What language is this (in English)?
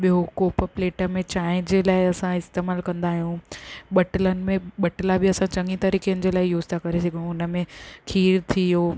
Sindhi